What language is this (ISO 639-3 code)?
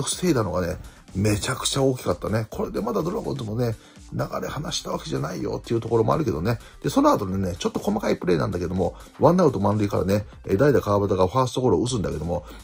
jpn